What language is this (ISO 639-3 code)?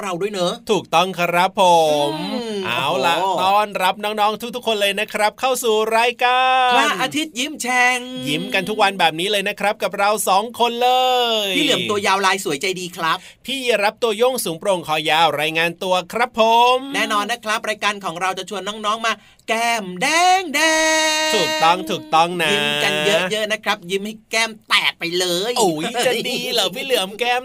tha